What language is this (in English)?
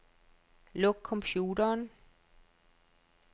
Danish